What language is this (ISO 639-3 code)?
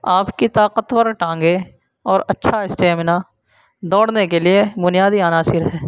urd